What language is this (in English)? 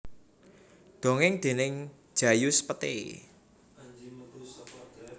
Javanese